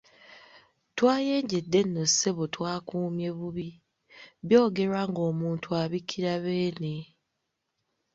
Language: Ganda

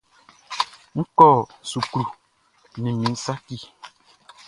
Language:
Baoulé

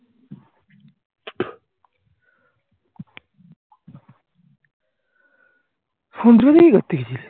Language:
Bangla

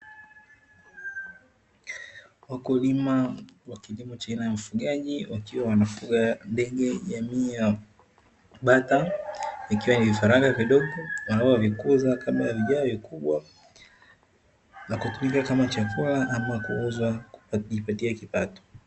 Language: Swahili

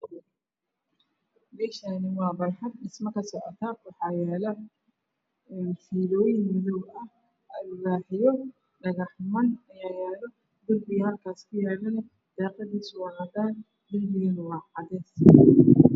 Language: Somali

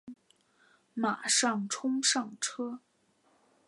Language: Chinese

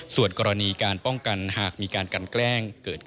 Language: Thai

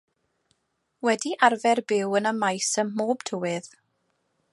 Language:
Welsh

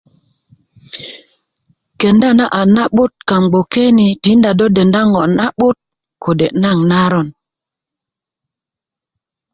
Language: Kuku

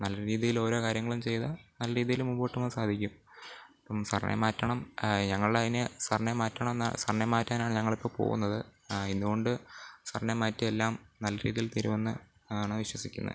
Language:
Malayalam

